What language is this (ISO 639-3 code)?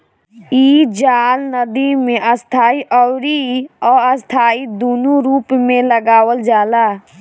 bho